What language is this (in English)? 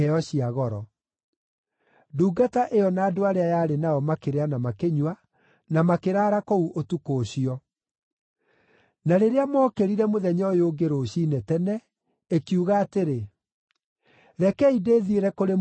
Kikuyu